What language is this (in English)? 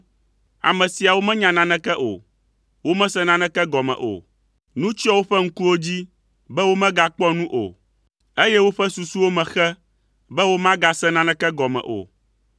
Ewe